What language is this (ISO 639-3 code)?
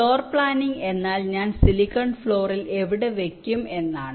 mal